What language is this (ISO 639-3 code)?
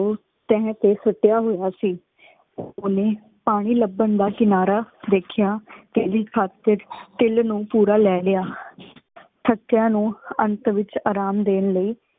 pan